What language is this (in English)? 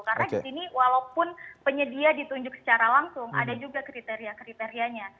Indonesian